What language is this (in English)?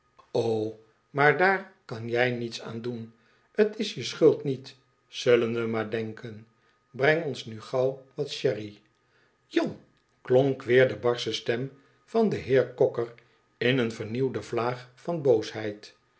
Dutch